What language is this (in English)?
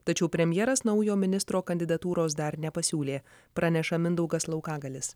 Lithuanian